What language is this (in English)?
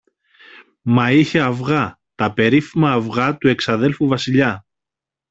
Greek